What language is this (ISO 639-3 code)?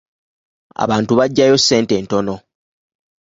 lug